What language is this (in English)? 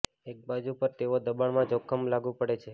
Gujarati